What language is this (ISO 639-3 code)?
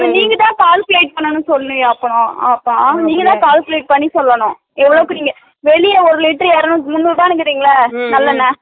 tam